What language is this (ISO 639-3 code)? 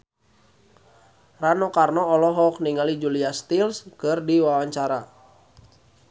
sun